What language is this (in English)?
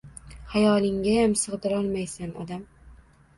Uzbek